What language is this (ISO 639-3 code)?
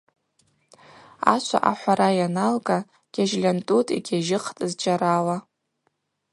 abq